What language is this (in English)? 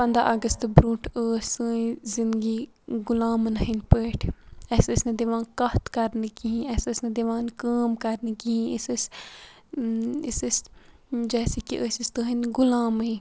Kashmiri